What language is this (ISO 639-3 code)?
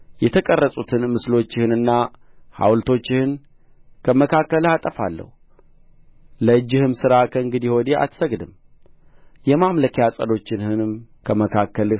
amh